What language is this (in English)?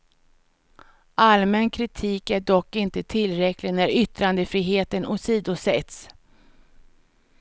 Swedish